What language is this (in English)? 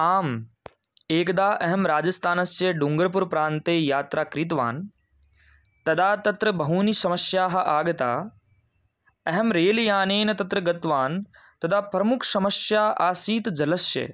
Sanskrit